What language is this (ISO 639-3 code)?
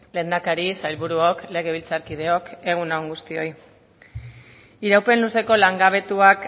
eus